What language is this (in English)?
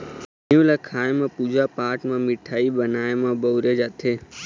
Chhattisgarhi